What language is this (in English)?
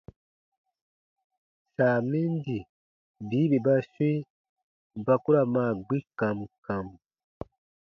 Baatonum